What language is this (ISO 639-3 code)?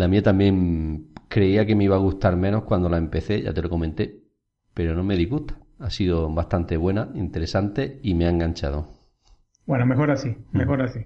spa